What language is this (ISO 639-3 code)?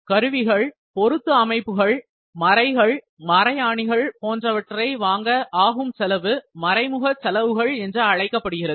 tam